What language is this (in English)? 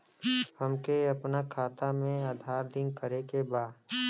Bhojpuri